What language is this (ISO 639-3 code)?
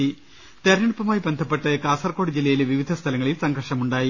mal